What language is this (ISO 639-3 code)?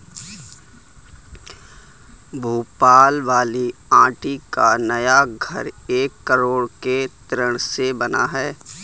hin